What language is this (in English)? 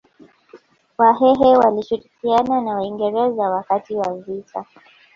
Swahili